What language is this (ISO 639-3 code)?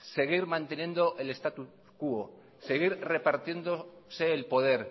spa